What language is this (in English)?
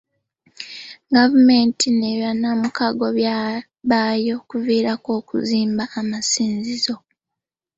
Ganda